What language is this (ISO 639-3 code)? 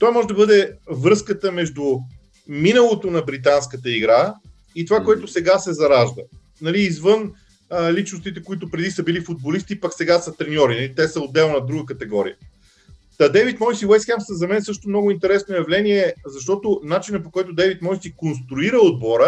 bul